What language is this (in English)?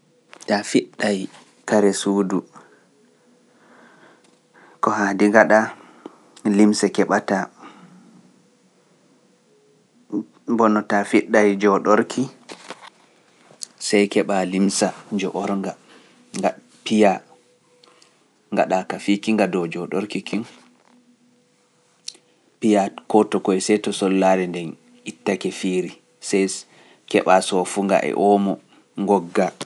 Pular